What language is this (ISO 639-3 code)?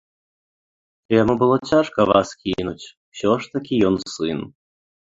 bel